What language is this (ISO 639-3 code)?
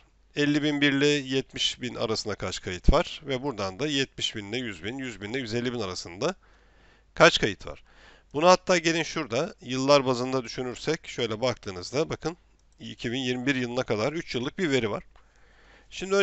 tur